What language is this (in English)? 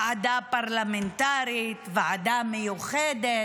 Hebrew